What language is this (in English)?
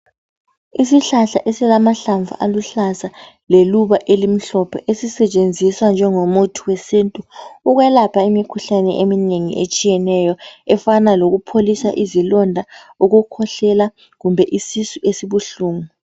North Ndebele